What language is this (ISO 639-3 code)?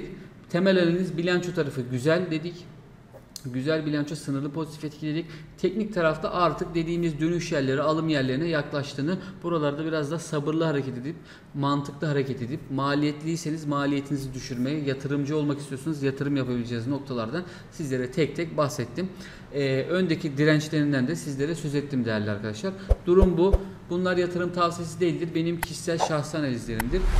tur